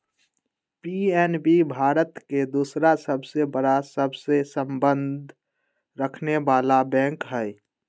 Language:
Magahi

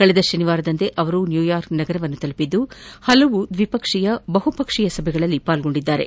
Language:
Kannada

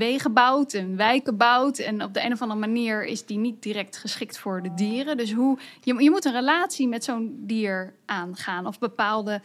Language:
Dutch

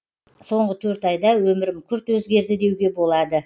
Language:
Kazakh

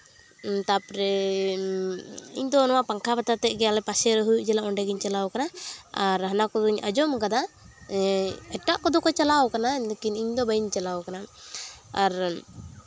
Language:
Santali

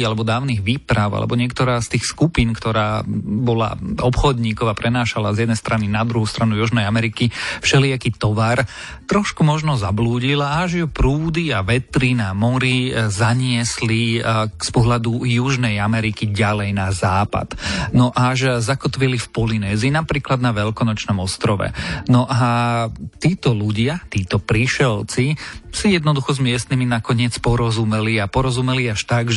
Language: Slovak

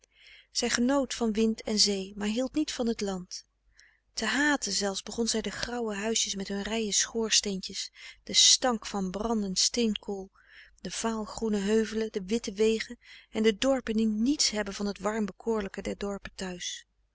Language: Dutch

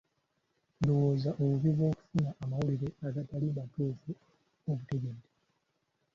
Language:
Ganda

